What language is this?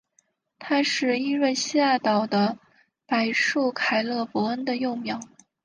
Chinese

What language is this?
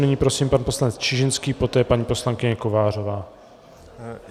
Czech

